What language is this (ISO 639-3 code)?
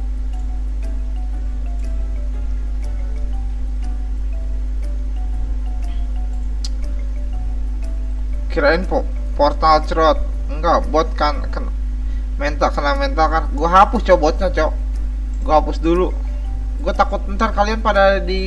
ind